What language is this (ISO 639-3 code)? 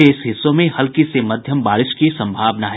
hin